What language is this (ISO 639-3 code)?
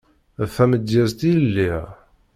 kab